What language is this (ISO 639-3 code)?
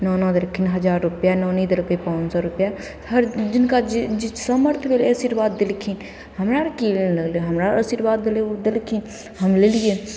mai